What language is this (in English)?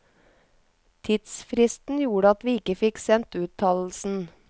Norwegian